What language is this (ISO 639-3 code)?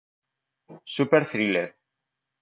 spa